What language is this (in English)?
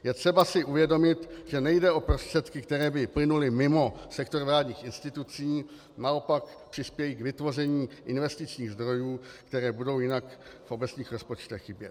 Czech